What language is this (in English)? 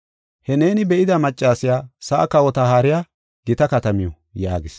Gofa